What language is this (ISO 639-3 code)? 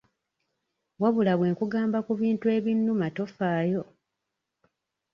lug